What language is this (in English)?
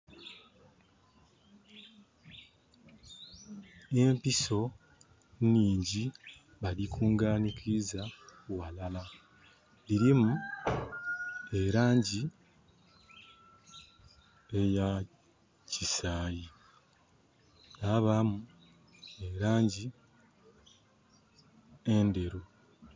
Soga